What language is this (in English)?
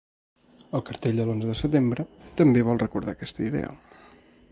Catalan